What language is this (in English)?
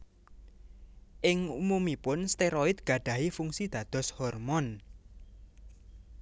Javanese